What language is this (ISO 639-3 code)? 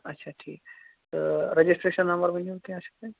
kas